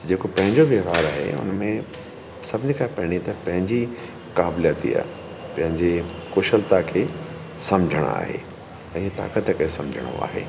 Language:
Sindhi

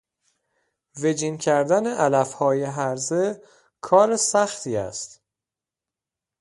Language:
Persian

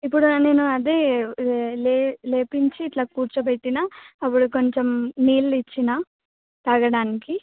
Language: Telugu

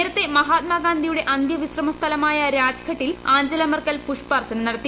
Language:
Malayalam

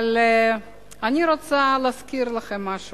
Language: Hebrew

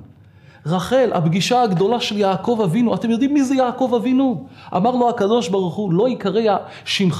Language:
Hebrew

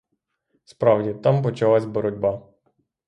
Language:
Ukrainian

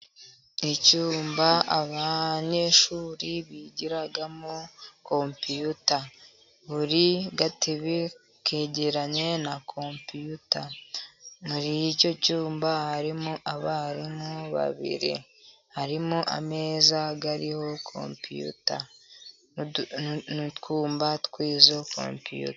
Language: Kinyarwanda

